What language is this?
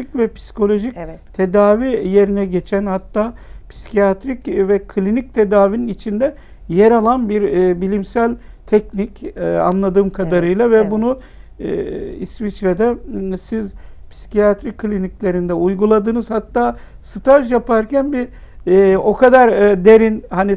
Turkish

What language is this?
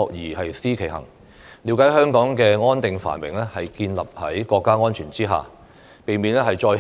Cantonese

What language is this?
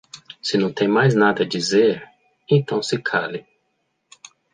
Portuguese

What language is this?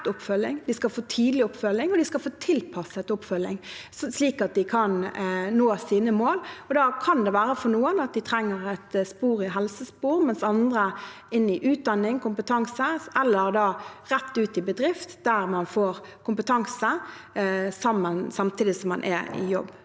Norwegian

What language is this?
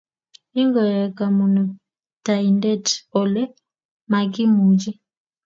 Kalenjin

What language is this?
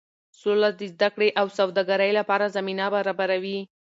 Pashto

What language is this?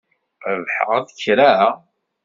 Kabyle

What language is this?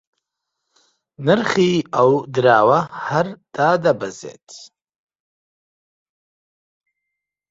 Central Kurdish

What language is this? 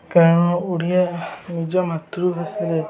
Odia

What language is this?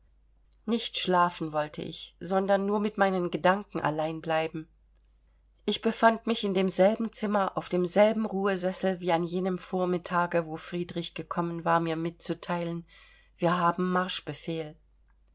German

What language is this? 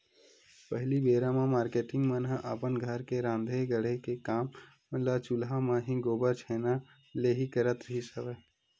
Chhattisgarhi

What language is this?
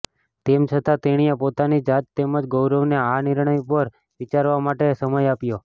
Gujarati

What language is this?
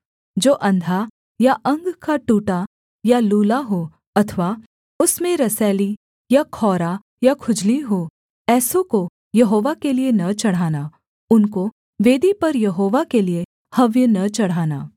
Hindi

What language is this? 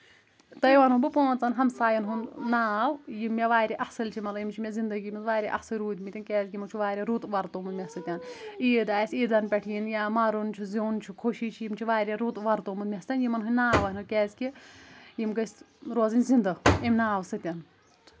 Kashmiri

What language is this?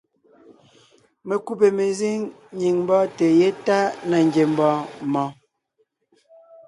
Ngiemboon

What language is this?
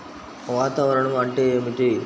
Telugu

